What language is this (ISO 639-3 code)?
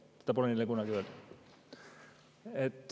est